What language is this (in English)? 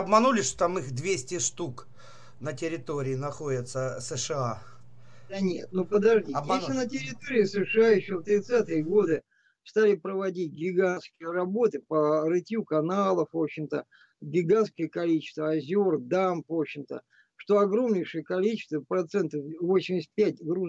Russian